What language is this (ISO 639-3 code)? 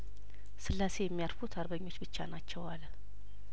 amh